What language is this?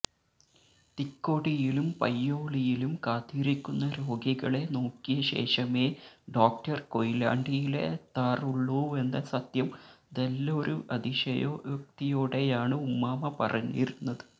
Malayalam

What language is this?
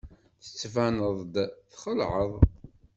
Kabyle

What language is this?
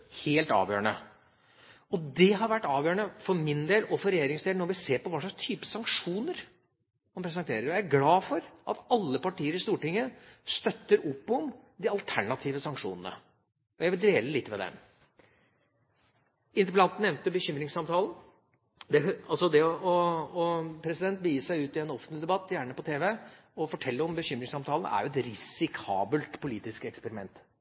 Norwegian Bokmål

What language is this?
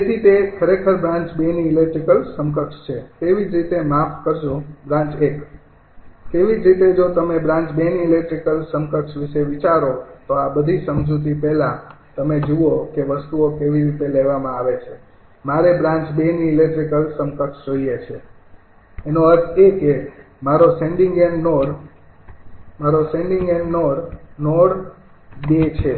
Gujarati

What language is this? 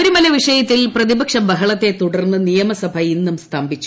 Malayalam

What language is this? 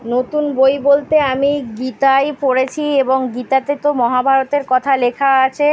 Bangla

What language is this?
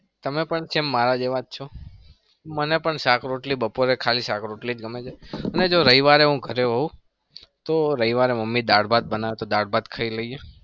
Gujarati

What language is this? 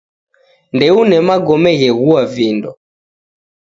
Taita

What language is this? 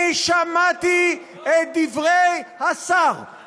Hebrew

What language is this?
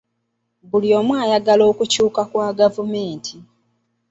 Ganda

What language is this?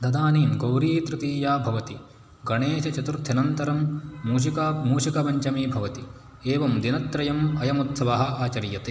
Sanskrit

